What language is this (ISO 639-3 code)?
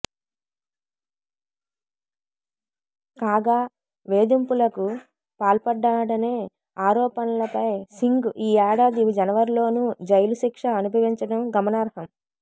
tel